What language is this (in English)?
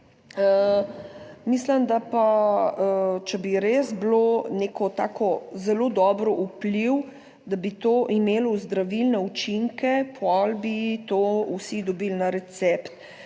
Slovenian